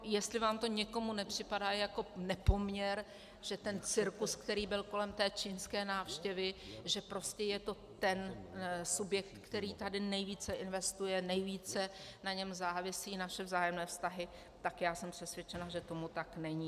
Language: Czech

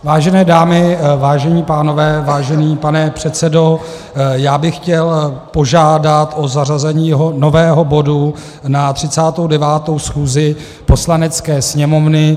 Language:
Czech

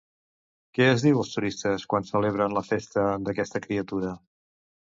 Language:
Catalan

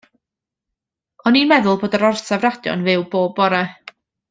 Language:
Welsh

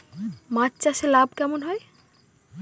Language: Bangla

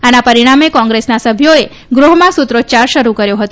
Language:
Gujarati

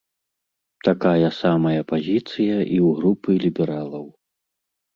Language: Belarusian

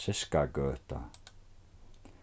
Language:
Faroese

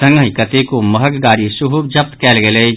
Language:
Maithili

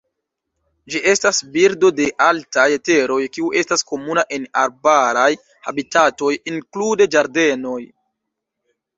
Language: Esperanto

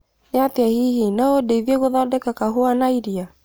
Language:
Kikuyu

